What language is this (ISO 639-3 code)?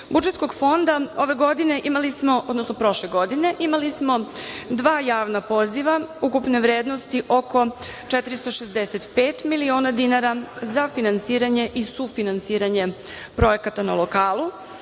srp